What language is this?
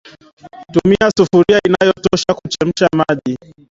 Swahili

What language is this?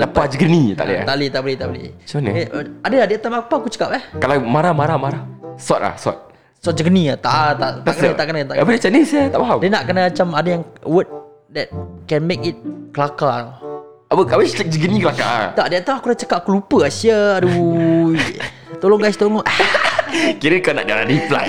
Malay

